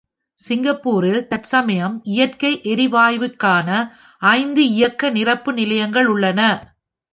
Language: Tamil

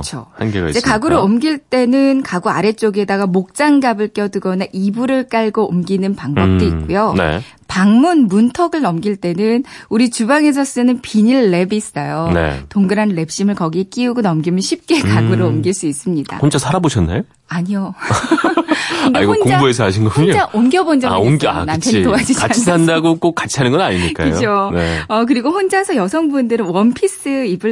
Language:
Korean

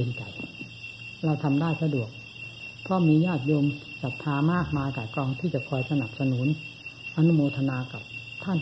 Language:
Thai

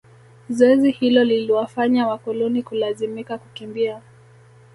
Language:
Swahili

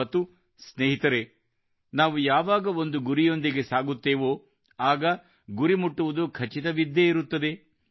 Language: Kannada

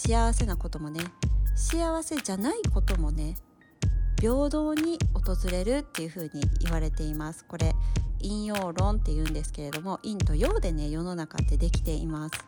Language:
Japanese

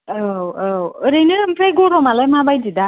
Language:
Bodo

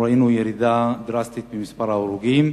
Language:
Hebrew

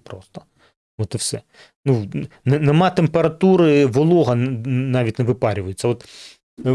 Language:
Ukrainian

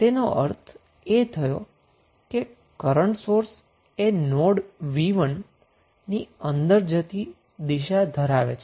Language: Gujarati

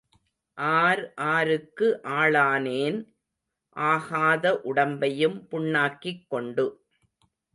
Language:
Tamil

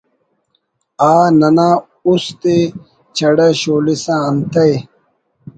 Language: Brahui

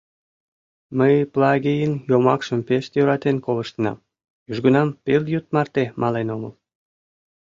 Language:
Mari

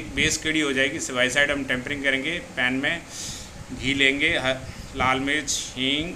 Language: Hindi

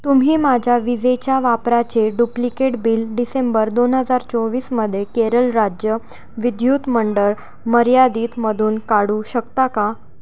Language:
Marathi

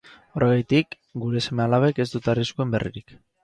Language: Basque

